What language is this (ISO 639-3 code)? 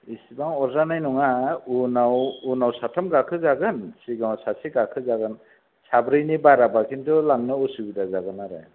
brx